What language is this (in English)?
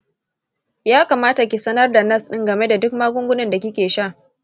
Hausa